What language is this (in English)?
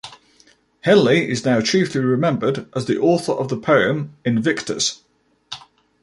English